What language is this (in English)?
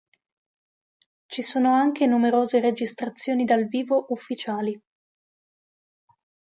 Italian